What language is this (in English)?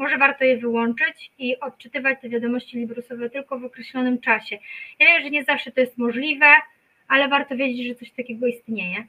Polish